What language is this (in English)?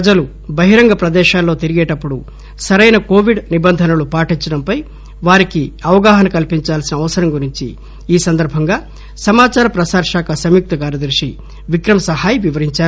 Telugu